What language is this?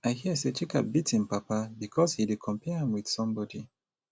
Nigerian Pidgin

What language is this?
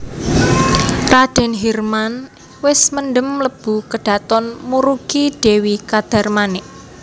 Javanese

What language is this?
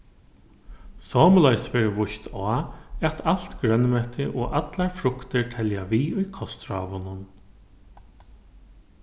Faroese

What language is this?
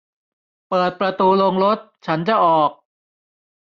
Thai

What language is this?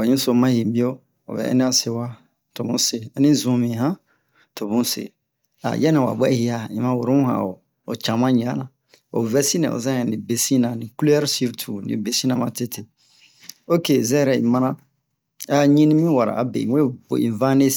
Bomu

